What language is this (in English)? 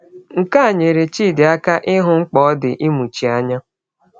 Igbo